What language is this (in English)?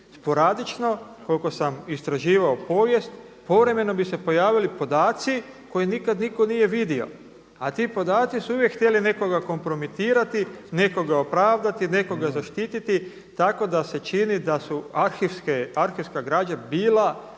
Croatian